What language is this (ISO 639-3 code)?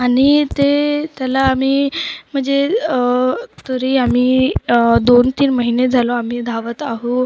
mar